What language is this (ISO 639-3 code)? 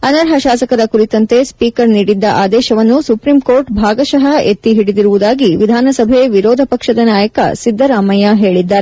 kan